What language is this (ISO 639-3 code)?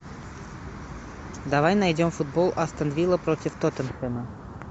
rus